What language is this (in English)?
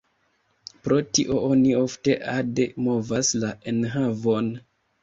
Esperanto